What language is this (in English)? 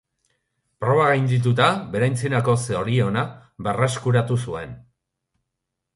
Basque